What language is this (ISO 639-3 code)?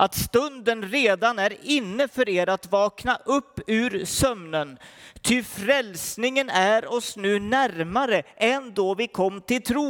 swe